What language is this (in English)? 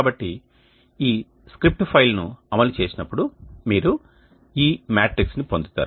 Telugu